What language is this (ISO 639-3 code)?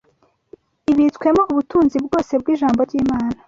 kin